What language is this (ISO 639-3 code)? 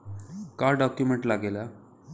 bho